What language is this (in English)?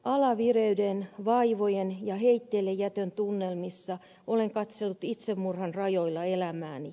Finnish